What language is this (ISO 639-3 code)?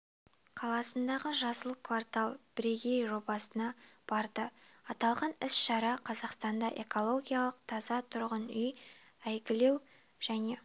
kaz